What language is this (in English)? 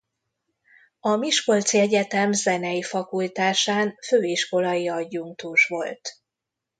Hungarian